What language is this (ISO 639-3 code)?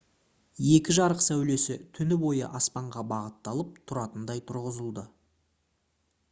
kaz